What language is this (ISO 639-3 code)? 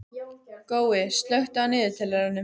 isl